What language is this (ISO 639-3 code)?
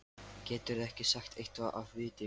isl